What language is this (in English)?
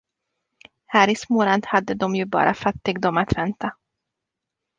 Swedish